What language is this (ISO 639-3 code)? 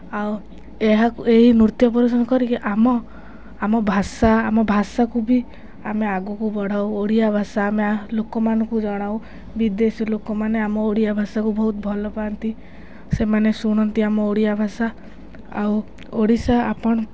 ori